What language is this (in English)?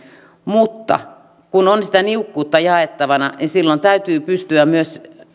Finnish